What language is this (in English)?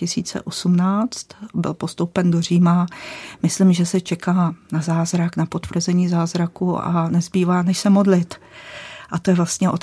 Czech